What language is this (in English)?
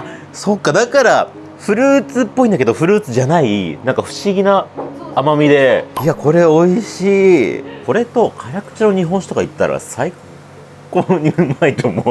Japanese